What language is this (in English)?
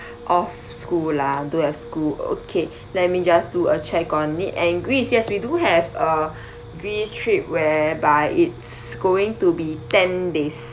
English